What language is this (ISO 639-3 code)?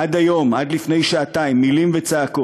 heb